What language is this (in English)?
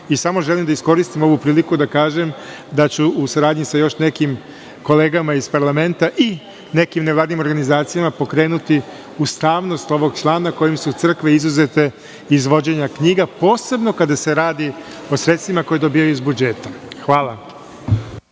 Serbian